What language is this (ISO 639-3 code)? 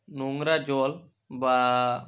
ben